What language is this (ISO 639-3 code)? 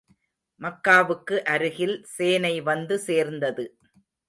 tam